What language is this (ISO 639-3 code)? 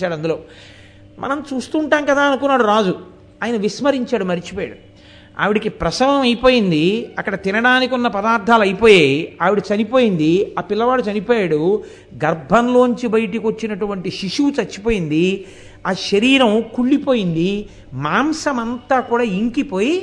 tel